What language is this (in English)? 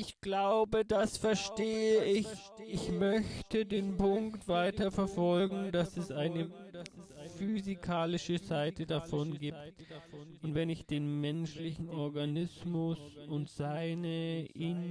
German